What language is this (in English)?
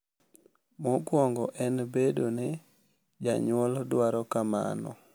Luo (Kenya and Tanzania)